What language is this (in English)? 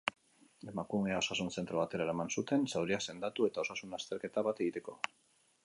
Basque